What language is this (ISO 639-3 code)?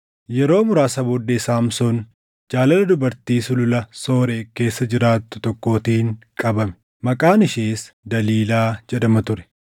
orm